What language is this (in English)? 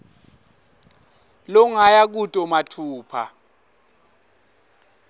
Swati